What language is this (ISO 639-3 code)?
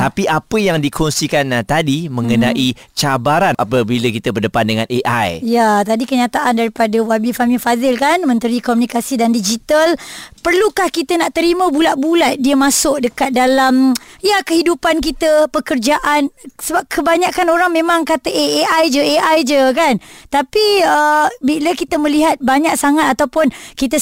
msa